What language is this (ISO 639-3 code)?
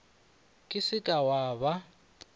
nso